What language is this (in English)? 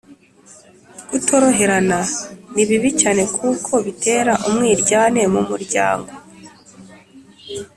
Kinyarwanda